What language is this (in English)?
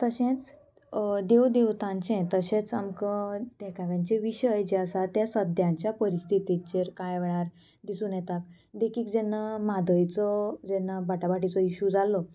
Konkani